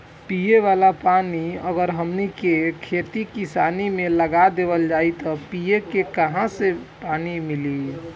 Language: Bhojpuri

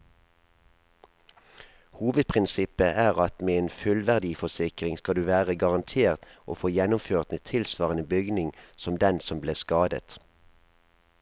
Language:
Norwegian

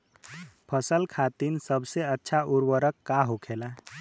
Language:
Bhojpuri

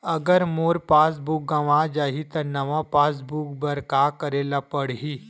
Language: Chhattisgarhi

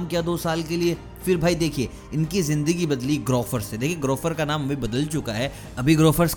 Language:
Hindi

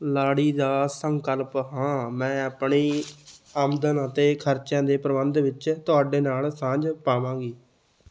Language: Punjabi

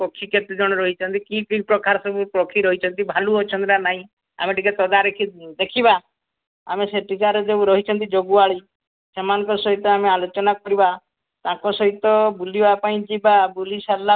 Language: Odia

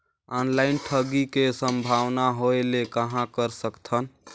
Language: Chhattisgarhi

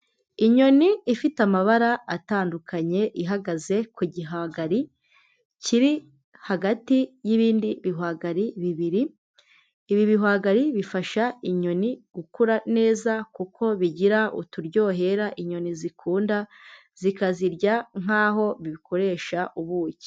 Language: Kinyarwanda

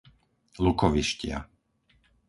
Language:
Slovak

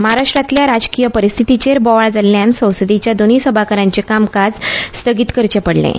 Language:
Konkani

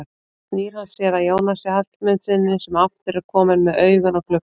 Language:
Icelandic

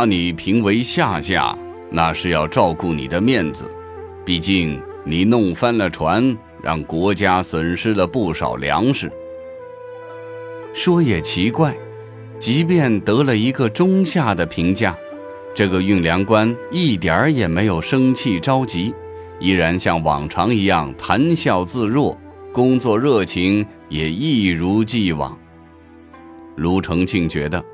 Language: Chinese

